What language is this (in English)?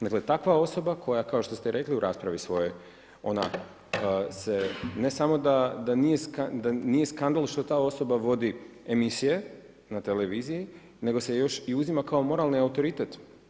Croatian